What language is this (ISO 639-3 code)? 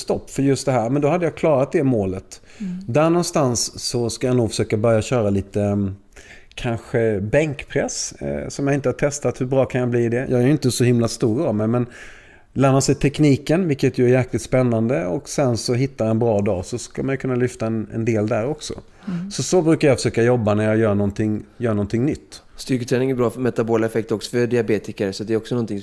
swe